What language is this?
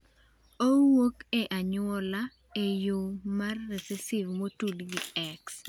Luo (Kenya and Tanzania)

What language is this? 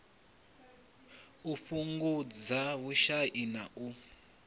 Venda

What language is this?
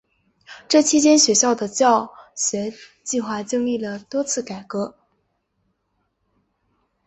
Chinese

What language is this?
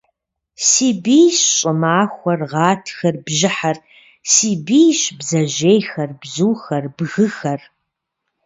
Kabardian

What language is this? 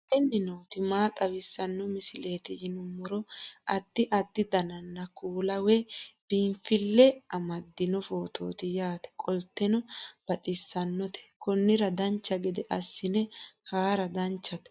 Sidamo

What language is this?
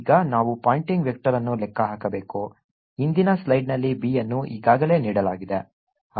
Kannada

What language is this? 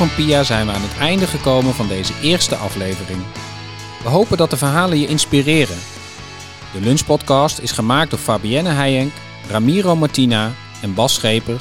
Dutch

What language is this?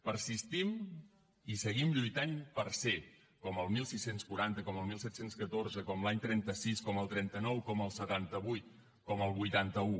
Catalan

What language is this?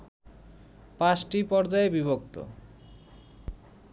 Bangla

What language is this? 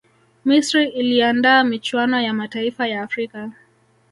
Swahili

